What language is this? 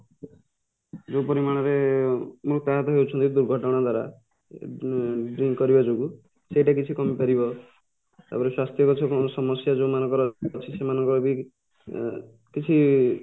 Odia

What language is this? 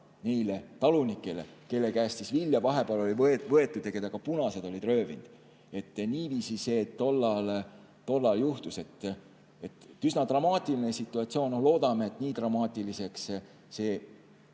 Estonian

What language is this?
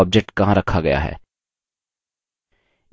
Hindi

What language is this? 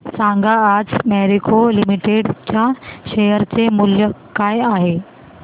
Marathi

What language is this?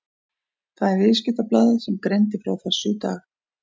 Icelandic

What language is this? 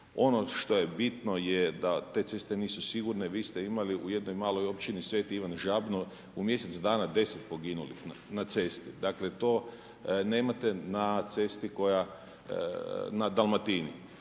Croatian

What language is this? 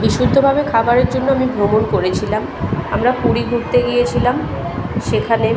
Bangla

